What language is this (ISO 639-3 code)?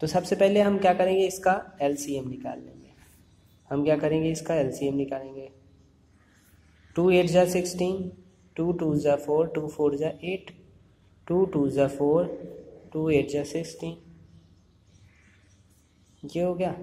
hin